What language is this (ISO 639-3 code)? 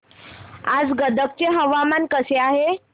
mar